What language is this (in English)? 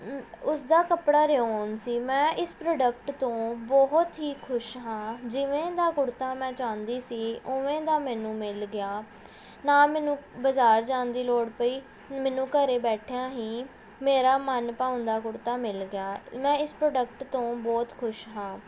Punjabi